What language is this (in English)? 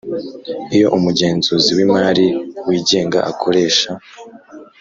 Kinyarwanda